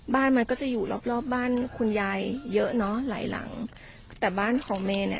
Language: Thai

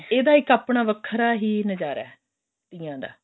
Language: Punjabi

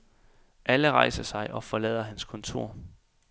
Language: Danish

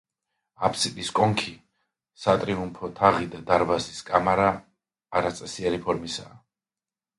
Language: Georgian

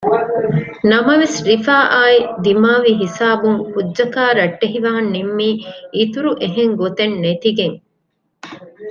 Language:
Divehi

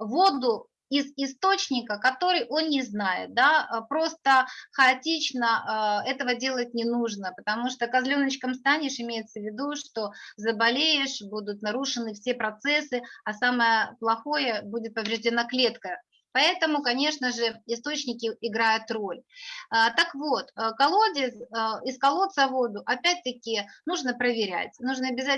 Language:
Russian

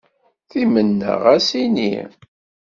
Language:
Kabyle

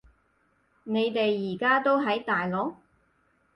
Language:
Cantonese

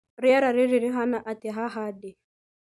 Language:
Kikuyu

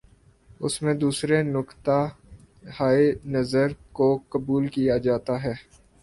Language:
Urdu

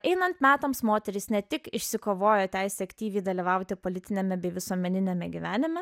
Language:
Lithuanian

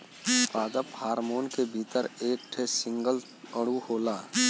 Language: Bhojpuri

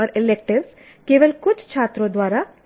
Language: Hindi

